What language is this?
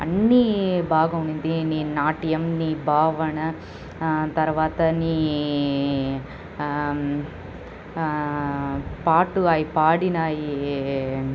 Telugu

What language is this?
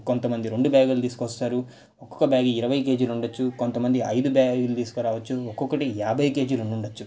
Telugu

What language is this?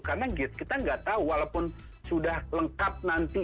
Indonesian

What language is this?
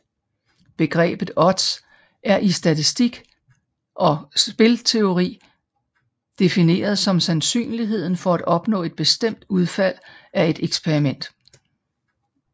Danish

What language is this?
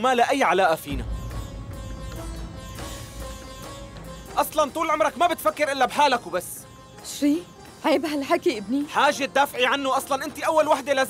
Arabic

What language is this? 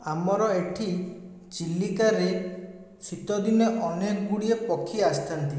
Odia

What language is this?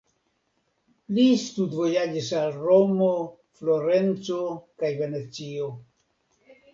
Esperanto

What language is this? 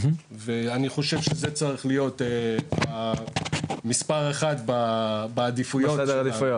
Hebrew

